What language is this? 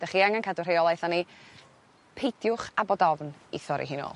Welsh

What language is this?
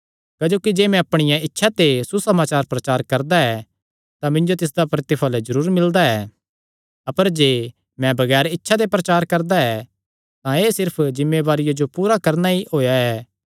Kangri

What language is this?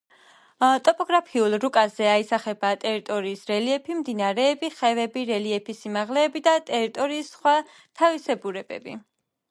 Georgian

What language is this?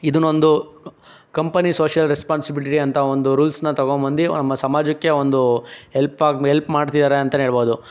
Kannada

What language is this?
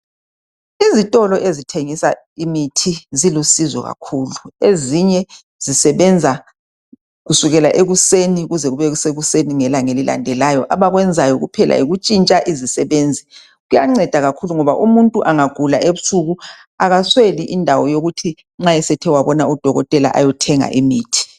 North Ndebele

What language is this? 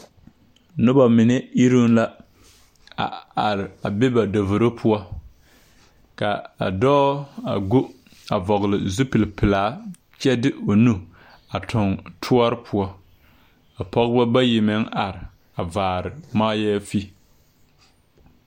Southern Dagaare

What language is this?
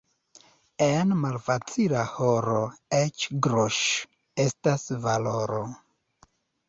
Esperanto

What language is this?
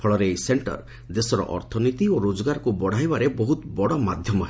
Odia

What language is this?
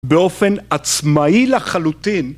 Hebrew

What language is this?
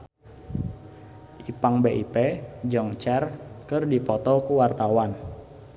Sundanese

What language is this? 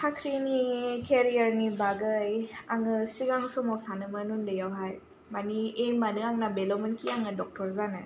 Bodo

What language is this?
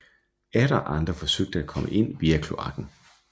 Danish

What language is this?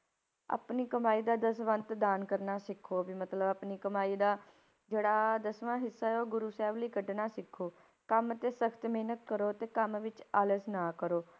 Punjabi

